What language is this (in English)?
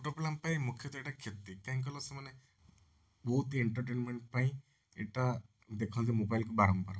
Odia